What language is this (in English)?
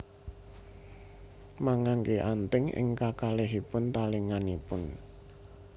Javanese